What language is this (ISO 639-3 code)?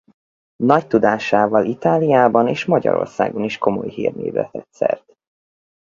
hun